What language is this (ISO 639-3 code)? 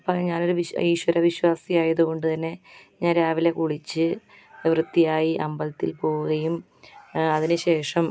mal